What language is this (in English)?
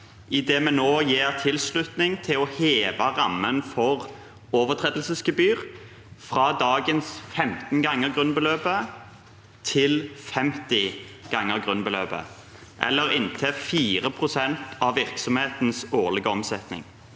Norwegian